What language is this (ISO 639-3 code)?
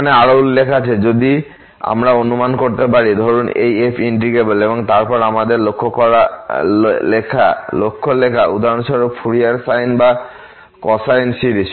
ben